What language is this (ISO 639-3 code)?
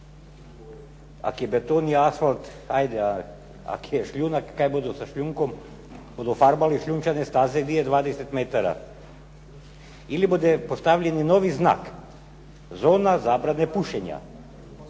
hrv